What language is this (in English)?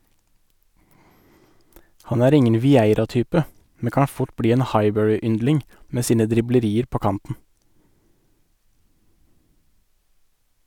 Norwegian